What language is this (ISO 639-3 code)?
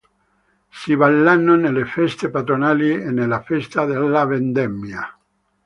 ita